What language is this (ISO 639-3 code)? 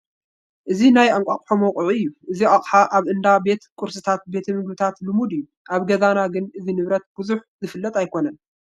tir